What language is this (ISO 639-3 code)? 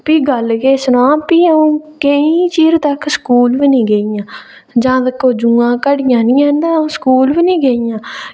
doi